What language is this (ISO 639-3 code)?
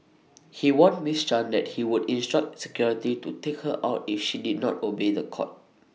eng